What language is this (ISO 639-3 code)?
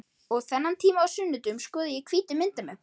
isl